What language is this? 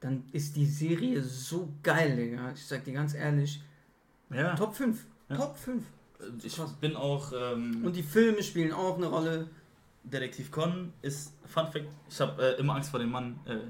German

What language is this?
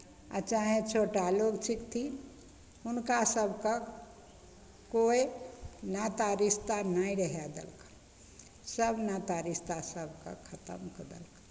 Maithili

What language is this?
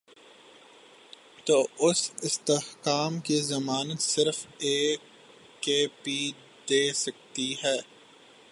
Urdu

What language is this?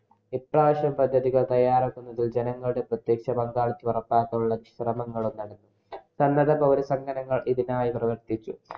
Malayalam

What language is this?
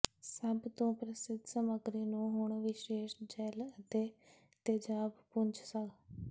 Punjabi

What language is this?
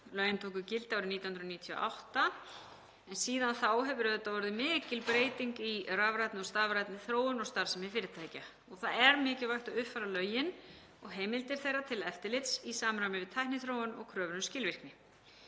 Icelandic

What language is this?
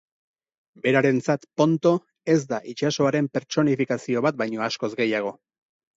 Basque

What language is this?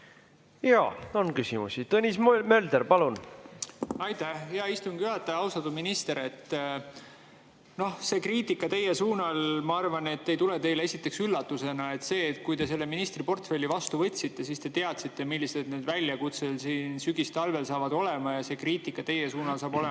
Estonian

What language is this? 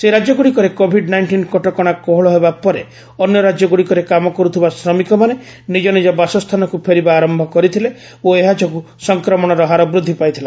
Odia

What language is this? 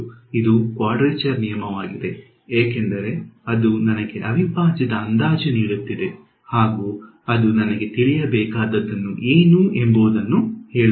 Kannada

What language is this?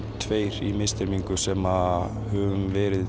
Icelandic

